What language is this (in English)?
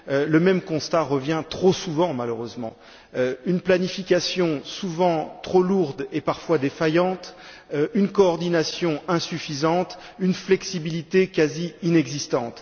French